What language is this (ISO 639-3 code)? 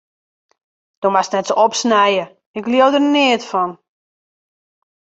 fry